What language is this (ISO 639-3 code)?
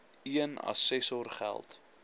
afr